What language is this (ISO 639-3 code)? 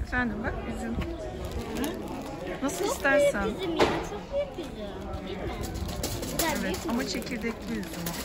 tur